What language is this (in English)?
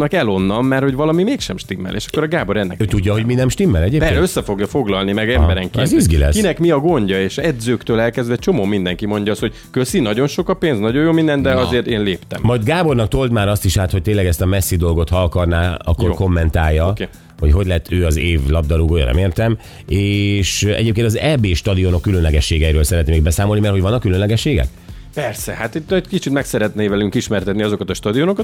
Hungarian